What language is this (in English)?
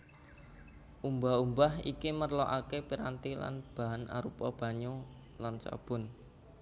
Javanese